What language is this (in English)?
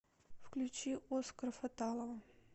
Russian